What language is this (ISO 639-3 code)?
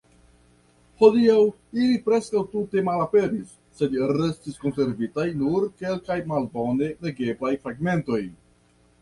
epo